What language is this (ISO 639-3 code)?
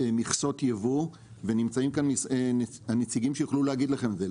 heb